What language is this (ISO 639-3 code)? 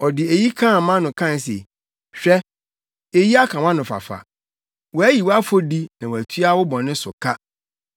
aka